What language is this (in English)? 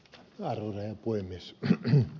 Finnish